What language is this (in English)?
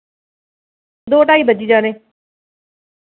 Dogri